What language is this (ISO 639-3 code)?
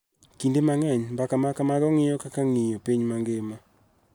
luo